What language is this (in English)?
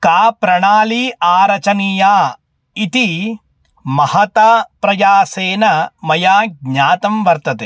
Sanskrit